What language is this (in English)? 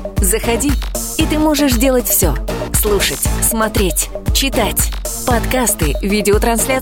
Russian